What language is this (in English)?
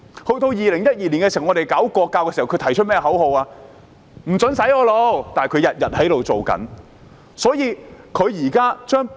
Cantonese